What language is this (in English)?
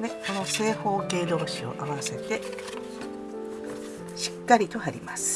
Japanese